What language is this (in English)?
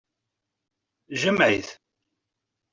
Kabyle